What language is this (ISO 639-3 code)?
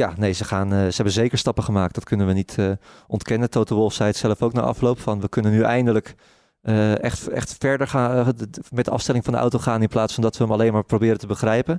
nld